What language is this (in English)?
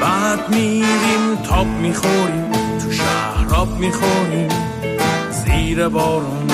Persian